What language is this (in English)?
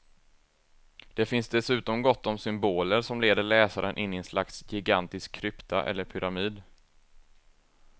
Swedish